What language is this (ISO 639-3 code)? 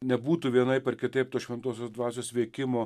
lit